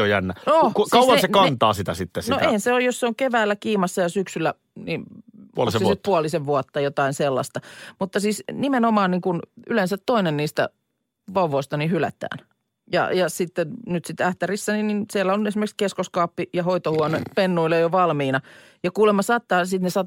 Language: Finnish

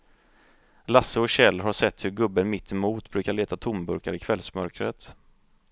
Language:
Swedish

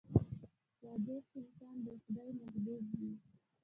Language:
Pashto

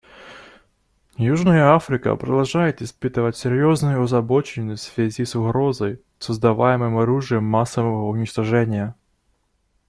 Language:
Russian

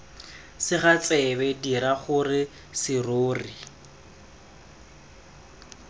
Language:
Tswana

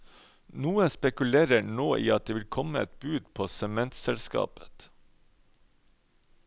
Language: Norwegian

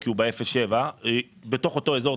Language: Hebrew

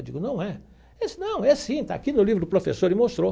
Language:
Portuguese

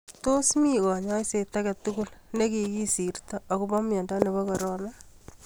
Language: Kalenjin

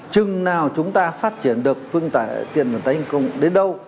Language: Vietnamese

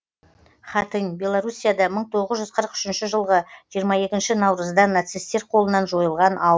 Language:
Kazakh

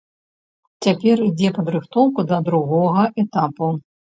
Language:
Belarusian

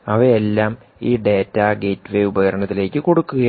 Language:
Malayalam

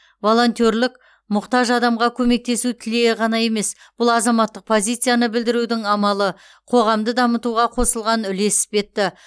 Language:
Kazakh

